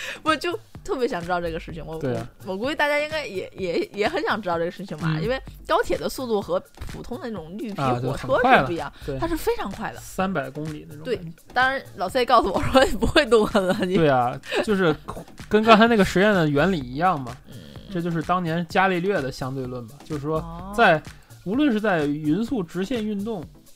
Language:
Chinese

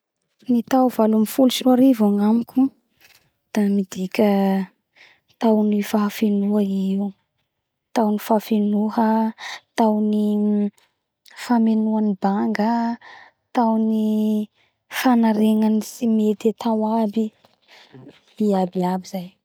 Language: Bara Malagasy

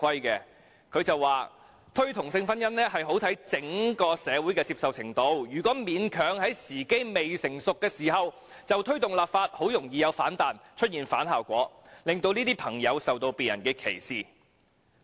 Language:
Cantonese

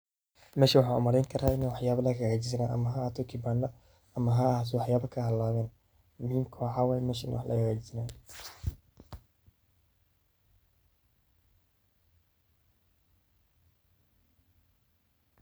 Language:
Somali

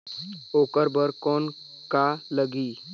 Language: Chhattisgarhi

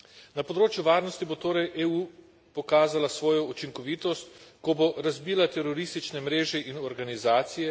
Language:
Slovenian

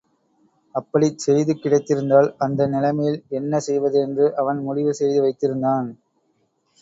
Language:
Tamil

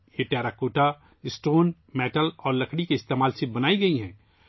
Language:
Urdu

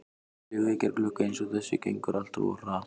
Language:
Icelandic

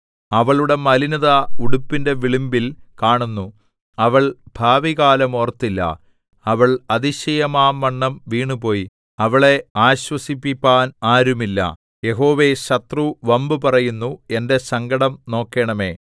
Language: Malayalam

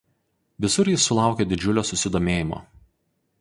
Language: Lithuanian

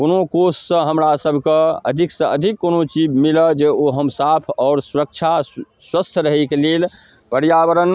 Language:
Maithili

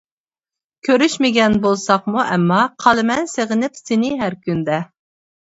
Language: Uyghur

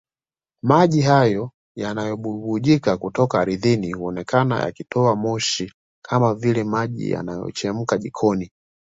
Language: Swahili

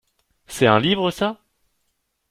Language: French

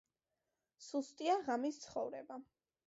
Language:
Georgian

